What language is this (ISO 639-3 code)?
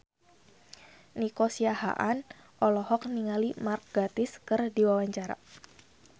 sun